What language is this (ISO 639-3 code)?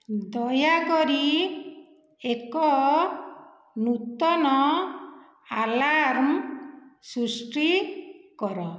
ori